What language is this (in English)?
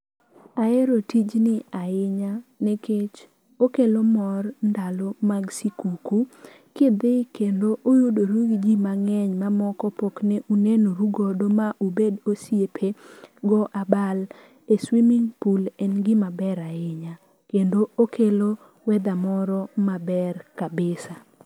Luo (Kenya and Tanzania)